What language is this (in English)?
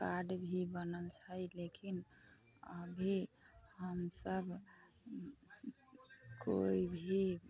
Maithili